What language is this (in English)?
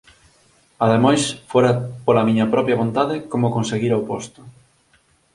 Galician